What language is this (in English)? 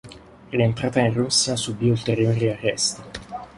Italian